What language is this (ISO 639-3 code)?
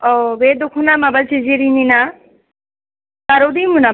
brx